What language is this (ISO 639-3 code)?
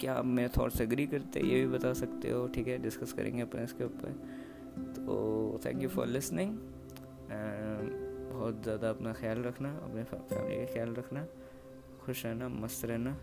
hin